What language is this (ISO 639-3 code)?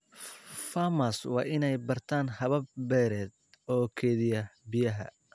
som